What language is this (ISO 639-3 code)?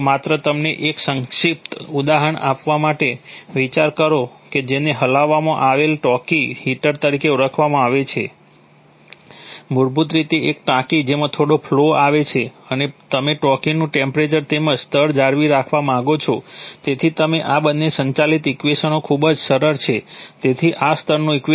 guj